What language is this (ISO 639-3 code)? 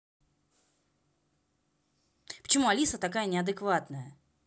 rus